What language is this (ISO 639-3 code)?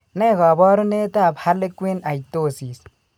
kln